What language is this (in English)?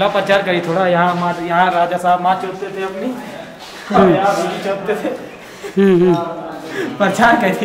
Romanian